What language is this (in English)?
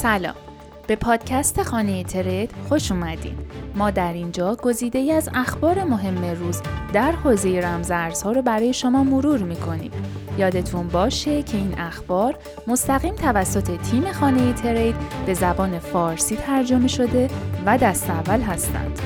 Persian